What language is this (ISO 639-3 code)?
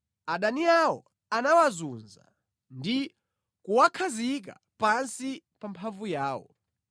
nya